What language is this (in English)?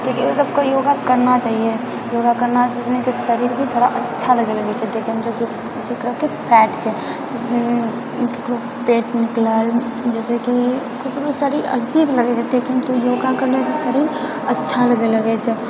Maithili